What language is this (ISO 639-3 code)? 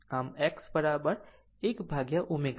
guj